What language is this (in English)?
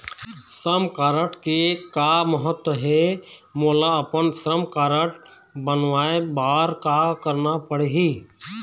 Chhattisgarhi